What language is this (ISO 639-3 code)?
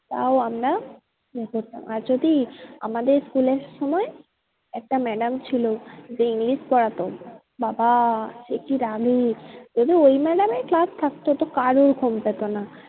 ben